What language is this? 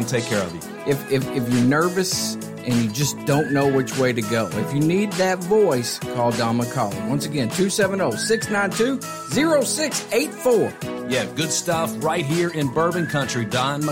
English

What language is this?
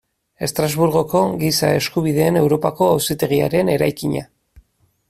Basque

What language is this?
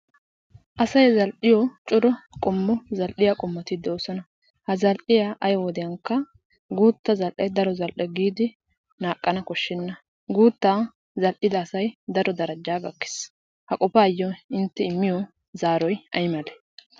Wolaytta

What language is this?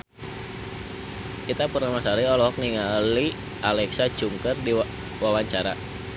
Sundanese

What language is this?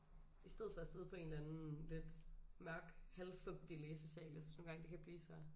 Danish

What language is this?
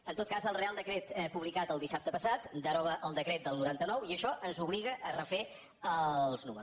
Catalan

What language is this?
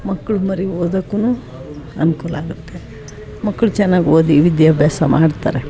Kannada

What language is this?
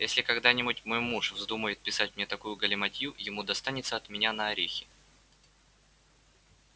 Russian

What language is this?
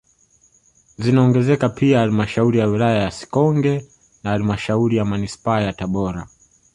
Swahili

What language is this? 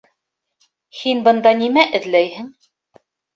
Bashkir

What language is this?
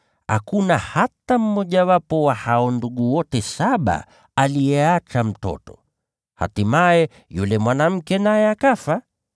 Swahili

